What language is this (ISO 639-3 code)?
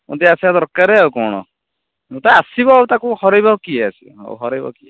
ori